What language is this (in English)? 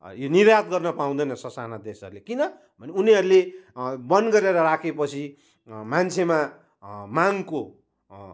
Nepali